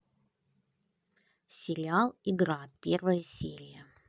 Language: Russian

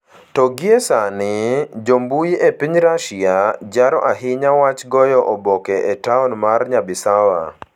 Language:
Luo (Kenya and Tanzania)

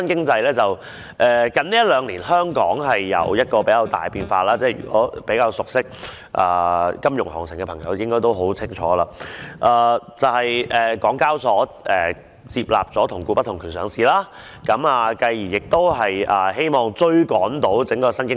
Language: Cantonese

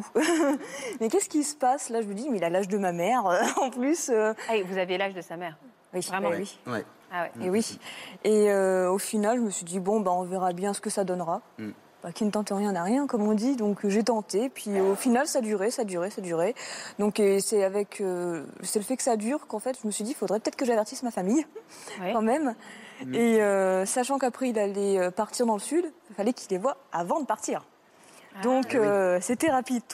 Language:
French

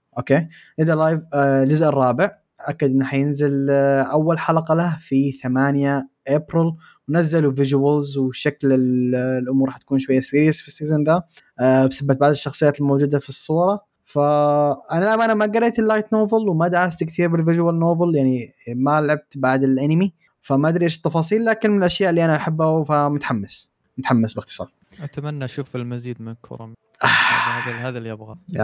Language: Arabic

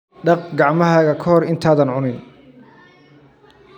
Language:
Somali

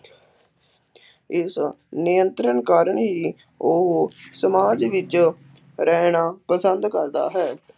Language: Punjabi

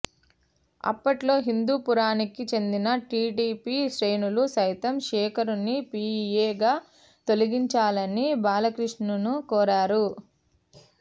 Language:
Telugu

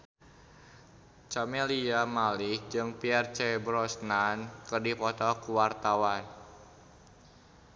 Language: Sundanese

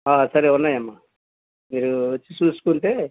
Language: Telugu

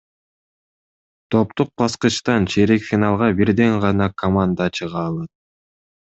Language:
Kyrgyz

